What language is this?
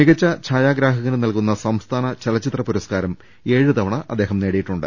Malayalam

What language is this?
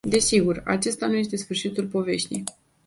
Romanian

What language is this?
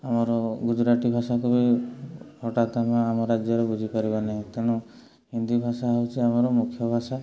Odia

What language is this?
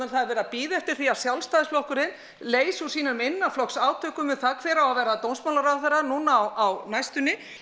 Icelandic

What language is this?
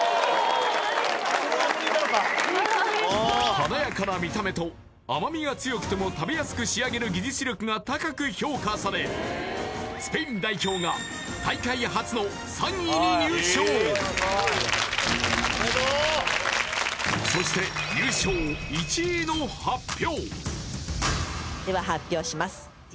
Japanese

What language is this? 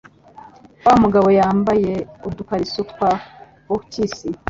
Kinyarwanda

